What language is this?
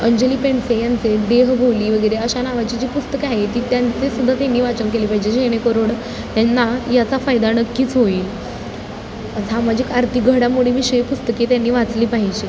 Marathi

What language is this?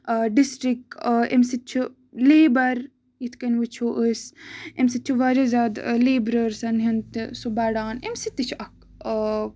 Kashmiri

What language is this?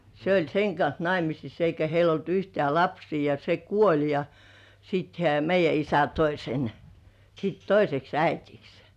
Finnish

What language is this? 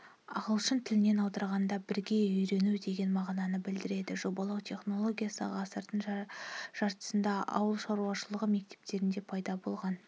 Kazakh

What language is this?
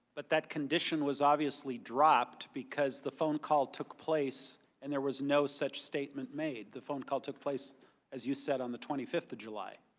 English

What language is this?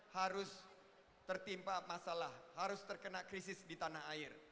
Indonesian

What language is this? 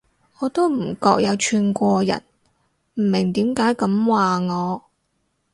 Cantonese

